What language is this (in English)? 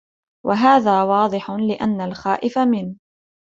Arabic